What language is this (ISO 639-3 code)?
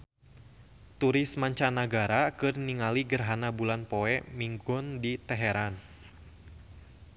sun